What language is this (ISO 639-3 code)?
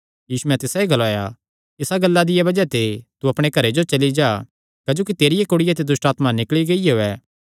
xnr